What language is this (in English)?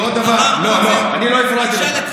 Hebrew